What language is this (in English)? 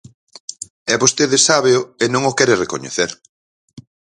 Galician